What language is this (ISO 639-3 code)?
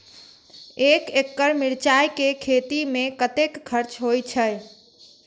mai